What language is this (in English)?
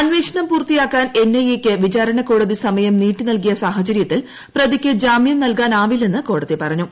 Malayalam